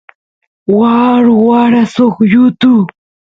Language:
Santiago del Estero Quichua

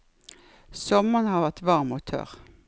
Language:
Norwegian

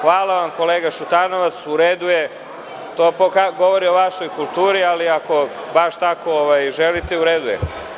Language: Serbian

